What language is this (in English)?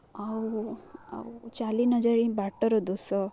Odia